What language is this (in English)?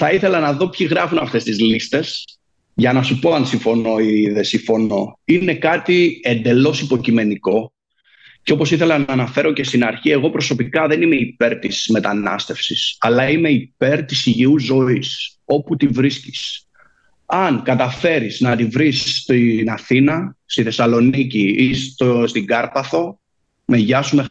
Greek